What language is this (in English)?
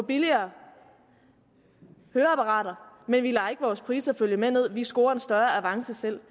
Danish